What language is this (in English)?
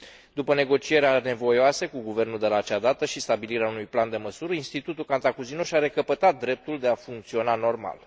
Romanian